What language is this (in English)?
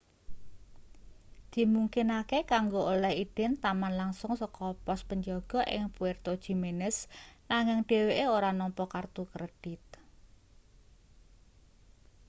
Javanese